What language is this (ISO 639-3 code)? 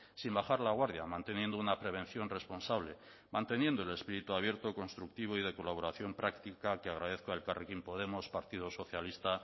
spa